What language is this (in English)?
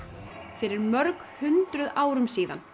Icelandic